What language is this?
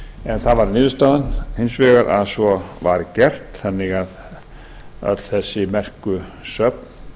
Icelandic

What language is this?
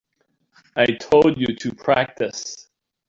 English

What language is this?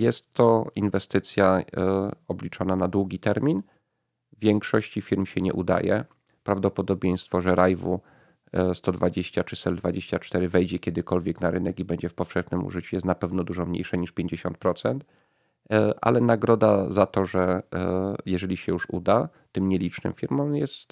Polish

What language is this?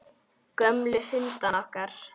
Icelandic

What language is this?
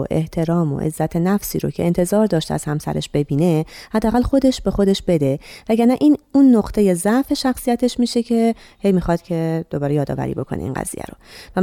Persian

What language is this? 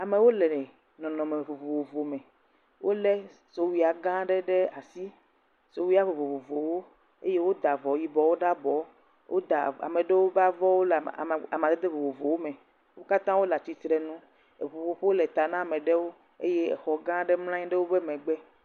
Ewe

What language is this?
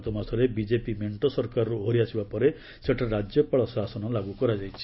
Odia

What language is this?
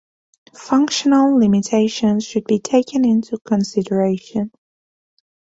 English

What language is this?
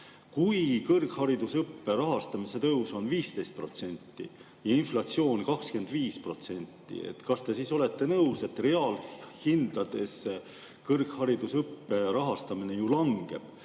Estonian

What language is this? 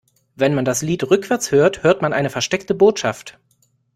German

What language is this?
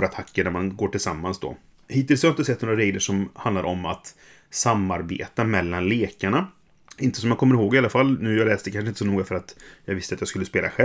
Swedish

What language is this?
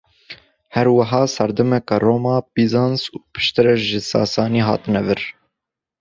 Kurdish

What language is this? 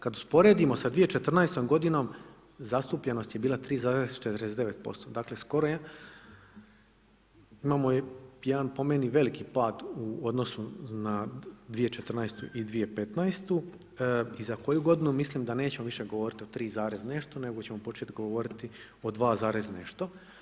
Croatian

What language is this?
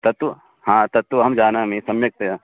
Sanskrit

